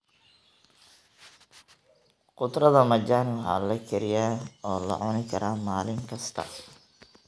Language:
Somali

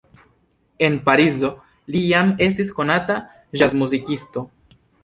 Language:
Esperanto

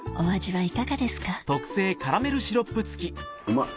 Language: Japanese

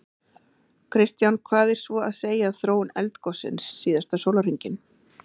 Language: Icelandic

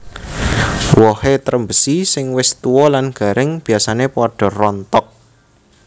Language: Javanese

